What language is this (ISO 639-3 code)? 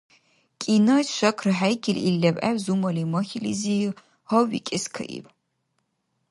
dar